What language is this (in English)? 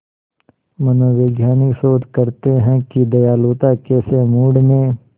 Hindi